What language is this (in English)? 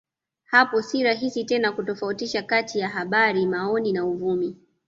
Swahili